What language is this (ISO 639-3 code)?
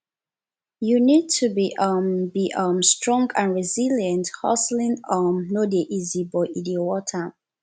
pcm